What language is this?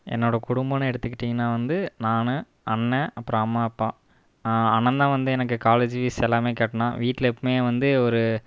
Tamil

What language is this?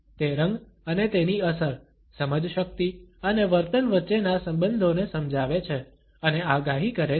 Gujarati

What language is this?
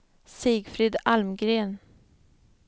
Swedish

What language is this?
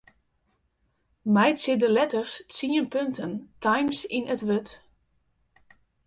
Western Frisian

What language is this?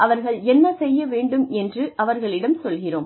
Tamil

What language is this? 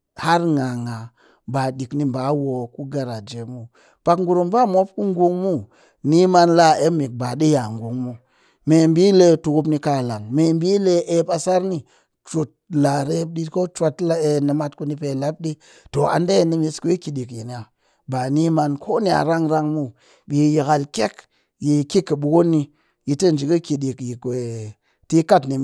Cakfem-Mushere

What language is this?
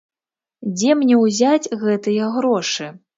Belarusian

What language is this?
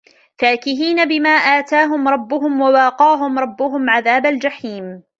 Arabic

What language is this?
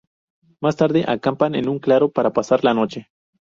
Spanish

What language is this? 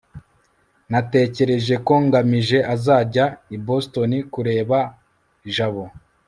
Kinyarwanda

